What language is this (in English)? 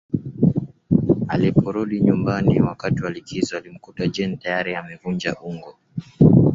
Swahili